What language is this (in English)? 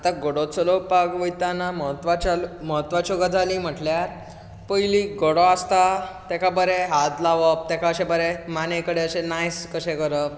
Konkani